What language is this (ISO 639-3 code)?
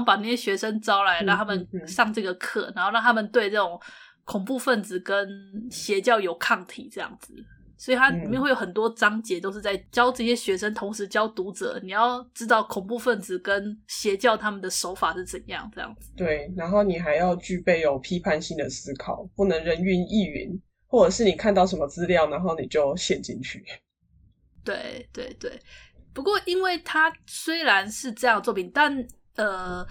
zho